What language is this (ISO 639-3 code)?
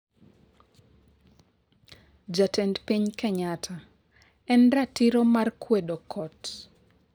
luo